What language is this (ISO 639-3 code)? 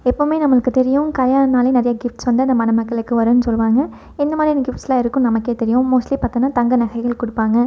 tam